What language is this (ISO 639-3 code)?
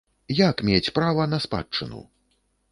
bel